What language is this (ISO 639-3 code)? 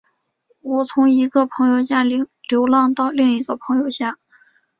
zho